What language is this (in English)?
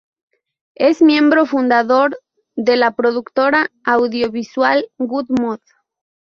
Spanish